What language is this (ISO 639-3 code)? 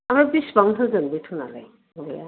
brx